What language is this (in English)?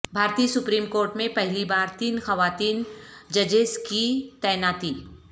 Urdu